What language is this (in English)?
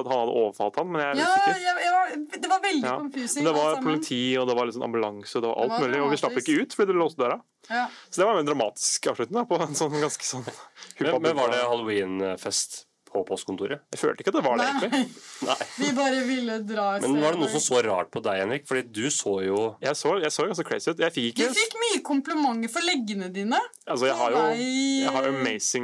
Danish